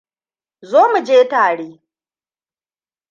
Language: Hausa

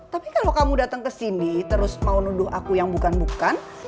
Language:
Indonesian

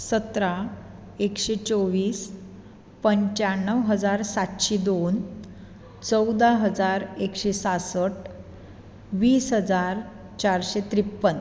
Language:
Konkani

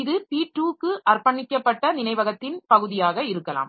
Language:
Tamil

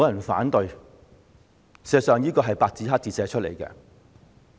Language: Cantonese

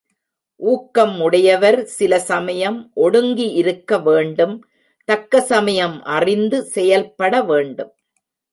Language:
Tamil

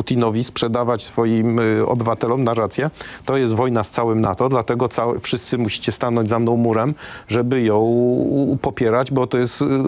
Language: Polish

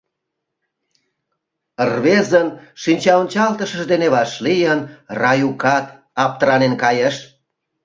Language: Mari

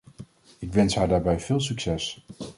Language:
Dutch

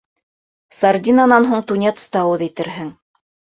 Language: Bashkir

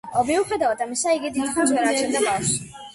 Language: Georgian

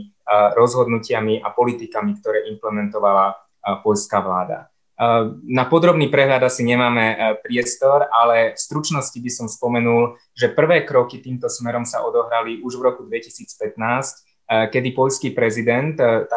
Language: Slovak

